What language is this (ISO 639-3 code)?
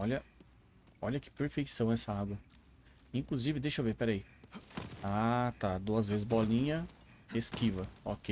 por